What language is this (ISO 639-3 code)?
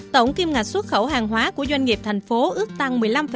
vie